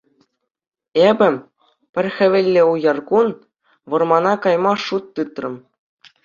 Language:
Chuvash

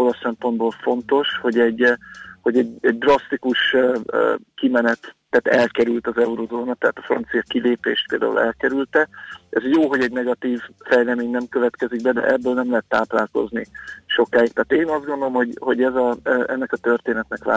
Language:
Hungarian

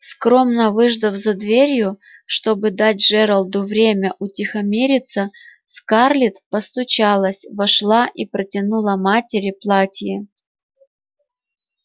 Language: Russian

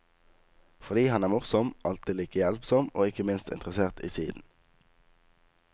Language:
Norwegian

